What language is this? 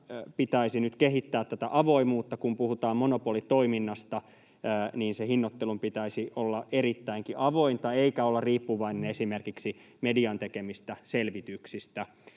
Finnish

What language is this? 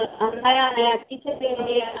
Maithili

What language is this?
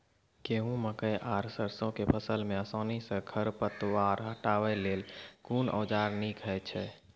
Maithili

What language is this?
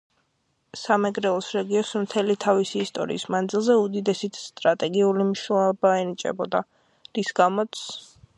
Georgian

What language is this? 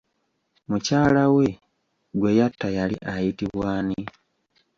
Ganda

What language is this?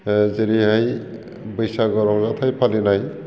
Bodo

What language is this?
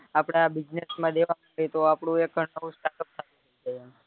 Gujarati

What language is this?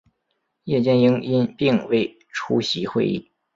Chinese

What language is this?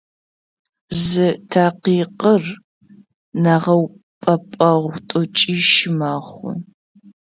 Adyghe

